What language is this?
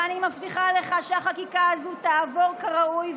Hebrew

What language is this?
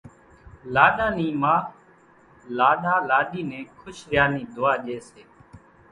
Kachi Koli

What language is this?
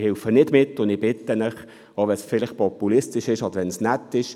Swiss German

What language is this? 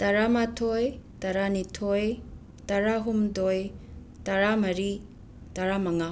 Manipuri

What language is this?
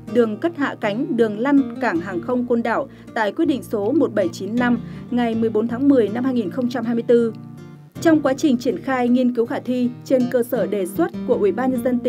Vietnamese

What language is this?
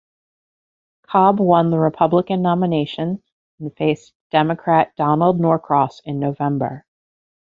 English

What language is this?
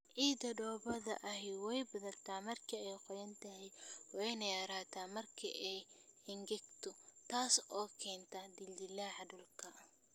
Somali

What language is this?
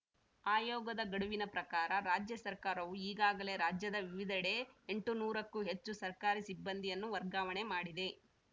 Kannada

